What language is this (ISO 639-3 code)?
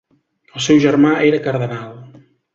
cat